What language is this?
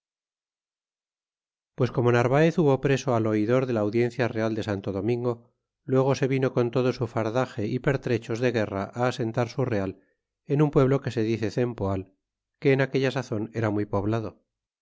Spanish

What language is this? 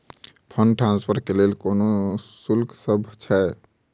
Maithili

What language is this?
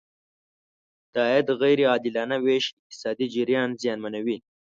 Pashto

